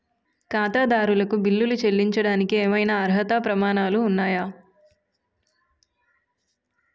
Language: Telugu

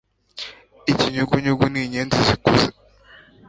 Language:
Kinyarwanda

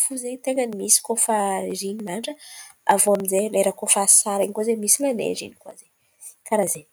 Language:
Antankarana Malagasy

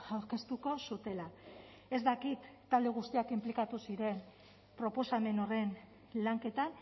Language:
Basque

